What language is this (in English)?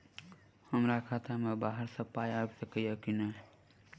Maithili